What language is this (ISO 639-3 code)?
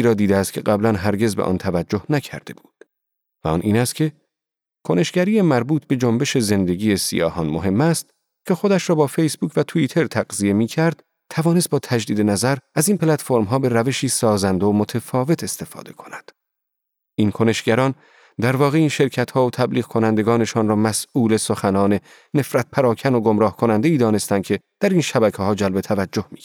fas